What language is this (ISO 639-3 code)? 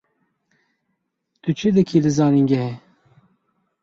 kur